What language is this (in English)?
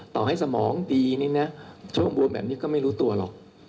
Thai